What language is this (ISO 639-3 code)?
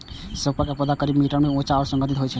mai